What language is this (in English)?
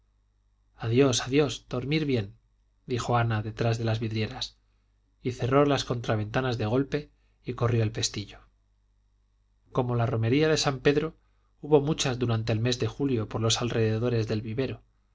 Spanish